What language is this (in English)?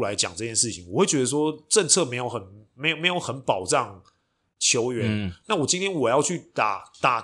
Chinese